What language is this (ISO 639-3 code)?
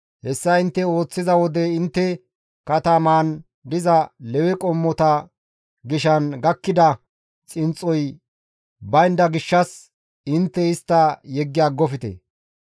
gmv